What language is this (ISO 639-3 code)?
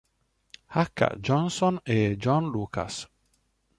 ita